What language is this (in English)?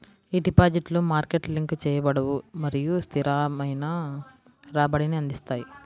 Telugu